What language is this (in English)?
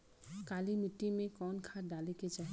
Bhojpuri